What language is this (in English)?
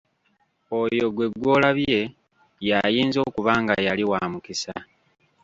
Ganda